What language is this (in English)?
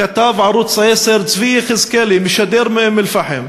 Hebrew